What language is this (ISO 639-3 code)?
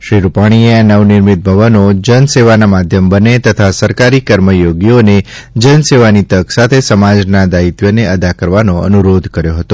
guj